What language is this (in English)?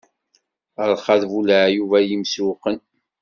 Kabyle